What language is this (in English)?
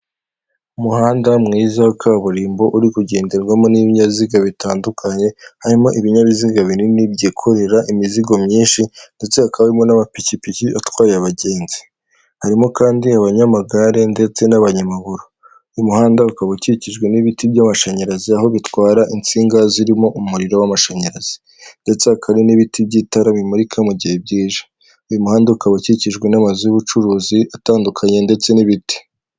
Kinyarwanda